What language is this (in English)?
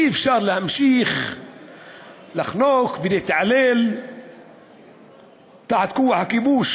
Hebrew